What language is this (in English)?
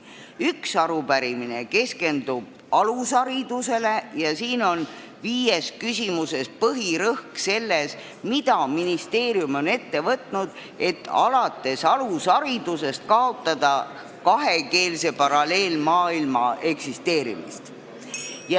Estonian